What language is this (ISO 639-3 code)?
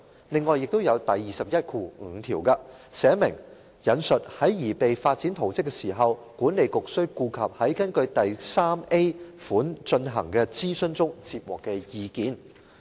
yue